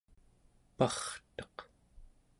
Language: Central Yupik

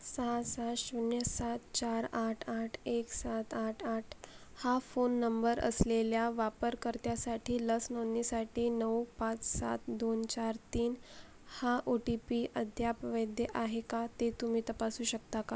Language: Marathi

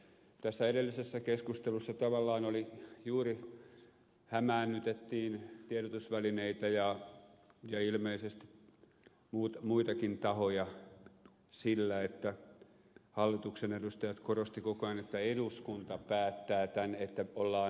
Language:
Finnish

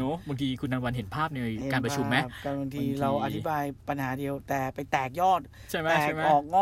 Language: Thai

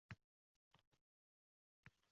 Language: Uzbek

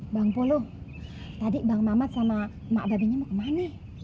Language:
Indonesian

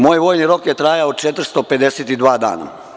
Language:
Serbian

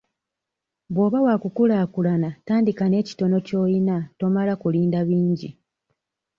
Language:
Ganda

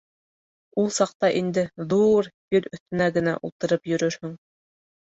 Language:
Bashkir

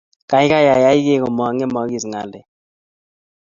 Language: Kalenjin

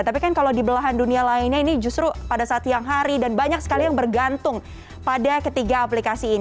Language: Indonesian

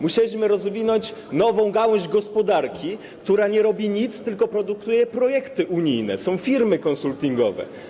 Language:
Polish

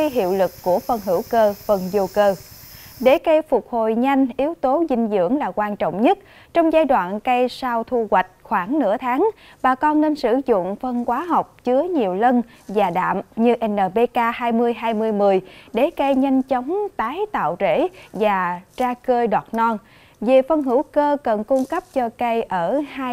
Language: Vietnamese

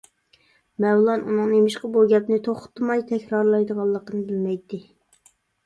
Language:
Uyghur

